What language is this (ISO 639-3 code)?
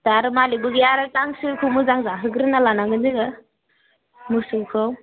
brx